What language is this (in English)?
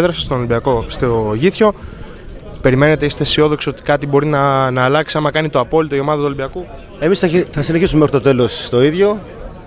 Greek